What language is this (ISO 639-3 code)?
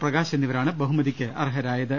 mal